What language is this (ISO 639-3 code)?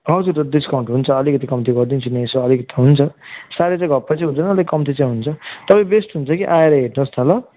nep